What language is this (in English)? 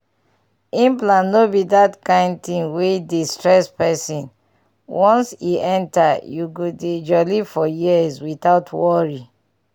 Nigerian Pidgin